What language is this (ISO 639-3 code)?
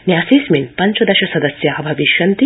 san